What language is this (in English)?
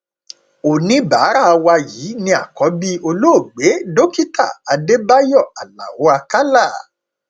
Yoruba